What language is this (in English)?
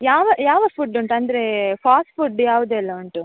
Kannada